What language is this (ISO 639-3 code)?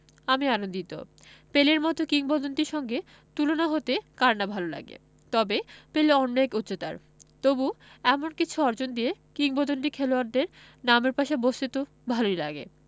ben